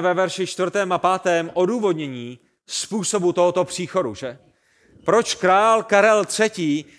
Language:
Czech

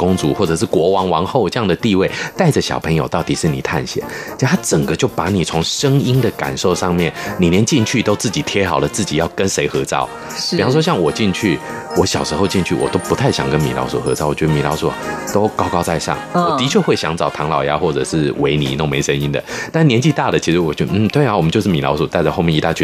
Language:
Chinese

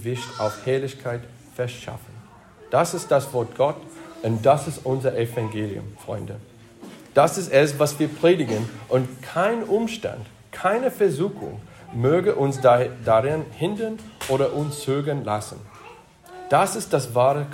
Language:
German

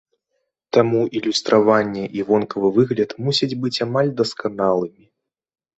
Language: Belarusian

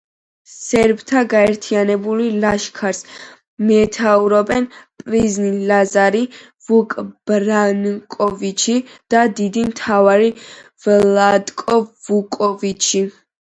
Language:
Georgian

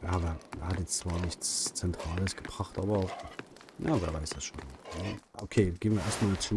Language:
German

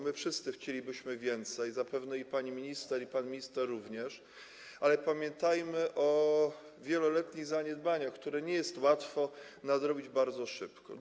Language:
Polish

